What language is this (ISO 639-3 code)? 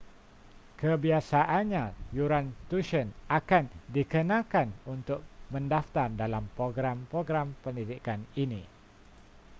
msa